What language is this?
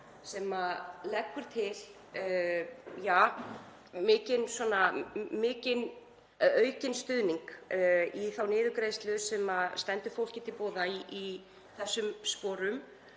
Icelandic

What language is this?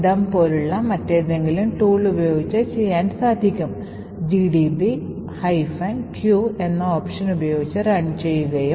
Malayalam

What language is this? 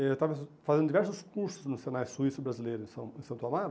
Portuguese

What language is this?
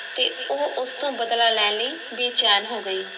Punjabi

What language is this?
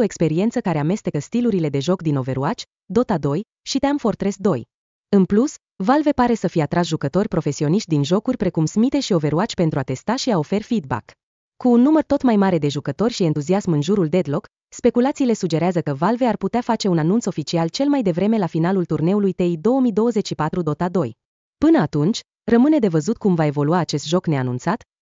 Romanian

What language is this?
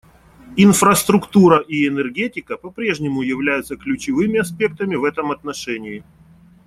Russian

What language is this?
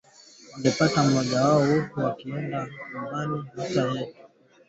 Swahili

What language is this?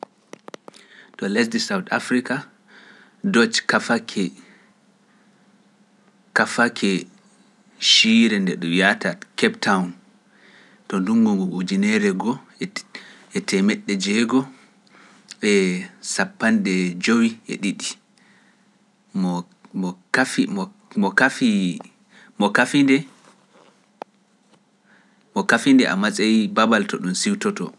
Pular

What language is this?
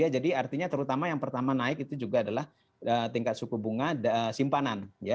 Indonesian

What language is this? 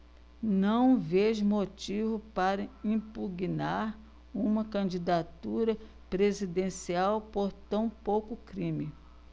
Portuguese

